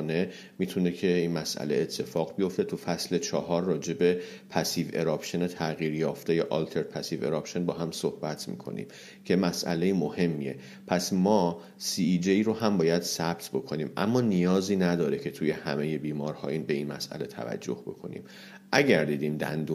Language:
Persian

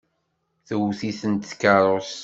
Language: Kabyle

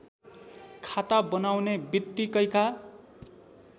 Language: Nepali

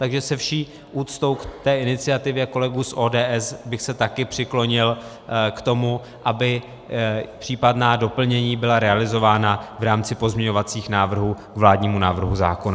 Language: Czech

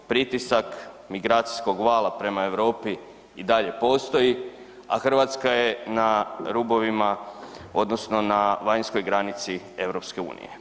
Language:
Croatian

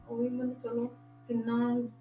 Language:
Punjabi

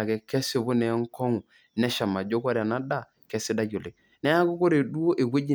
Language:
Masai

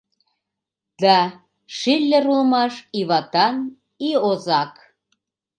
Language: Mari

